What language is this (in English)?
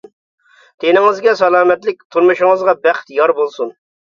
Uyghur